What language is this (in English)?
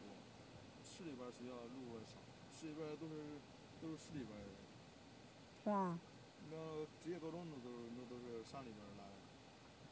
Chinese